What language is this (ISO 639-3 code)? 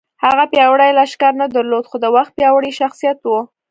pus